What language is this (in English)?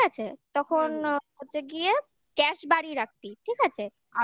Bangla